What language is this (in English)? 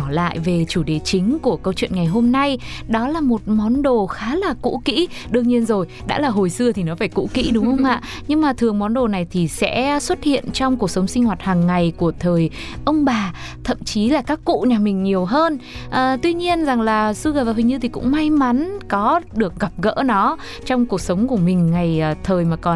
Vietnamese